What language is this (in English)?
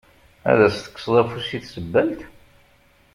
Kabyle